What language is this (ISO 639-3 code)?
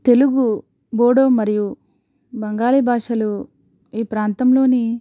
tel